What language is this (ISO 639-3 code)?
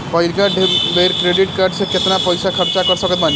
bho